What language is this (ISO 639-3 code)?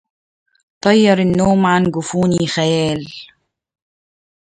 ara